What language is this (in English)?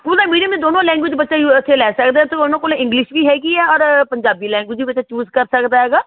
Punjabi